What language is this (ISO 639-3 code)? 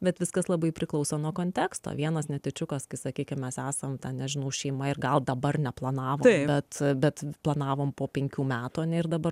lit